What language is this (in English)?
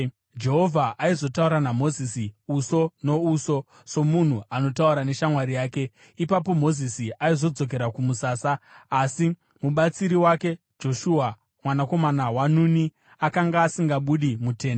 Shona